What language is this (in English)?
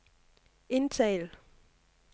Danish